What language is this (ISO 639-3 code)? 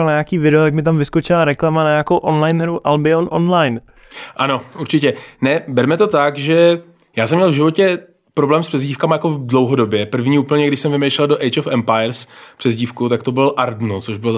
ces